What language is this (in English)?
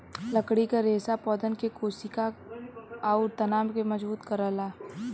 Bhojpuri